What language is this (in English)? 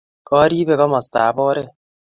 Kalenjin